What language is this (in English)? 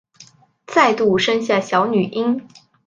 Chinese